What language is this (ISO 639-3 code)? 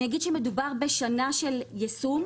heb